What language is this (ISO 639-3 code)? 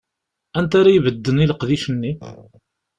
kab